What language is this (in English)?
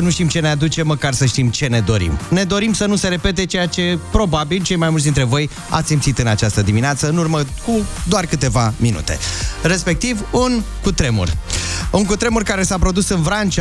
Romanian